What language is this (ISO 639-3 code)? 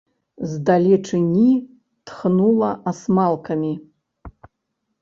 bel